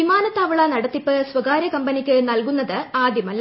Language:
Malayalam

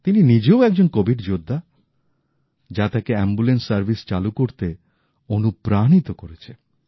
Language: Bangla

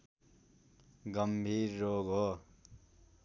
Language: Nepali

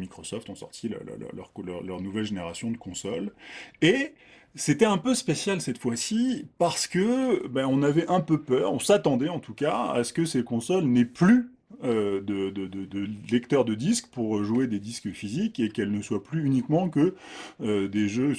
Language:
French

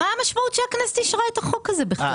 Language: Hebrew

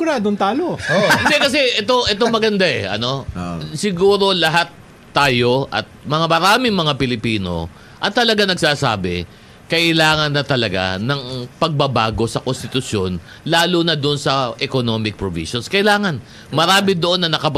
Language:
Filipino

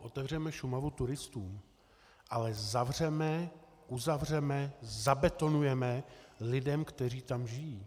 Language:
Czech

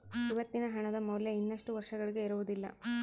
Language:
Kannada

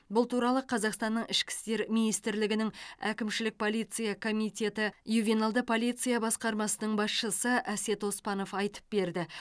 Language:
Kazakh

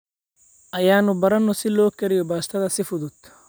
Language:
Somali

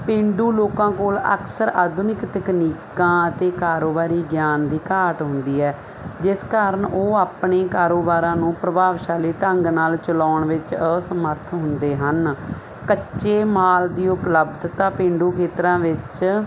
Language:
Punjabi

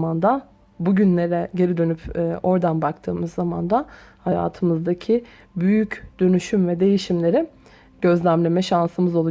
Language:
Turkish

